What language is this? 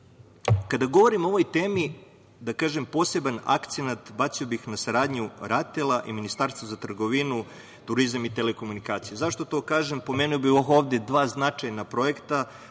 Serbian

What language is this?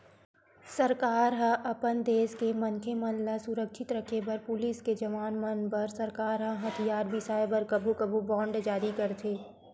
Chhattisgarhi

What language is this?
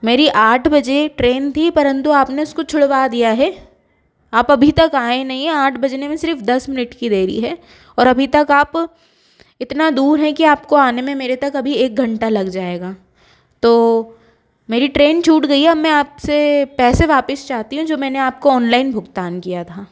Hindi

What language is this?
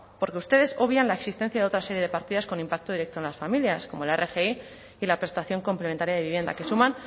Spanish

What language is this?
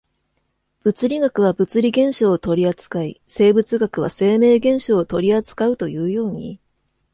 Japanese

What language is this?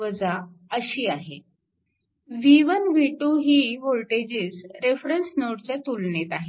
Marathi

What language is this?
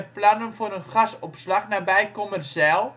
Dutch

